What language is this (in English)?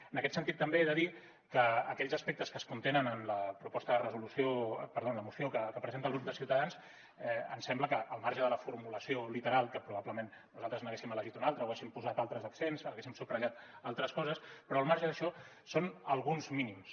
Catalan